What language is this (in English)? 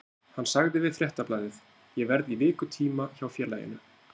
Icelandic